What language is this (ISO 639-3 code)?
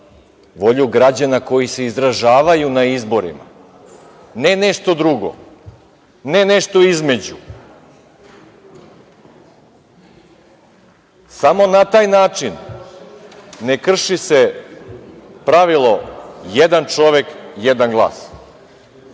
srp